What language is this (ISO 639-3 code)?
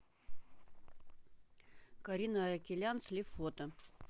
rus